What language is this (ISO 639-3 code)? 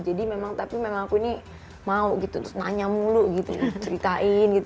ind